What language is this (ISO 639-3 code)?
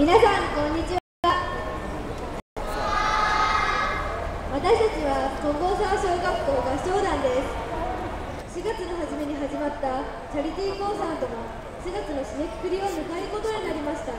jpn